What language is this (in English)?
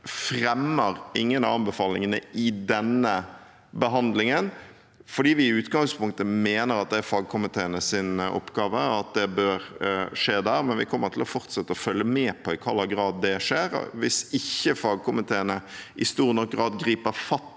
Norwegian